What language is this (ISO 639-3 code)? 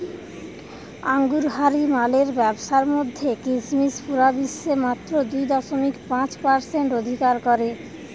ben